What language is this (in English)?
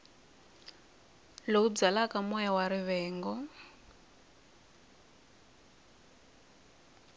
Tsonga